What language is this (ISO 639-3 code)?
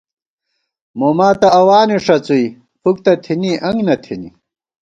gwt